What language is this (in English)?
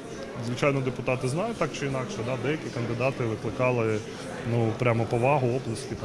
Ukrainian